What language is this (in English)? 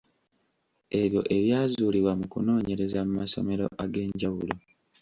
Ganda